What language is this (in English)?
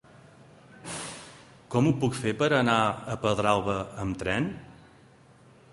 Catalan